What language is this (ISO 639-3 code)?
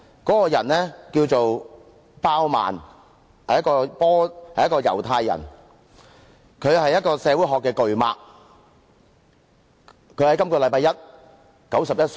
yue